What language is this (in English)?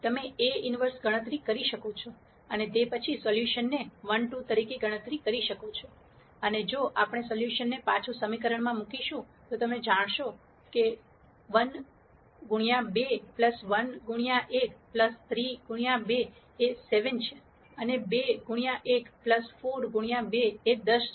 Gujarati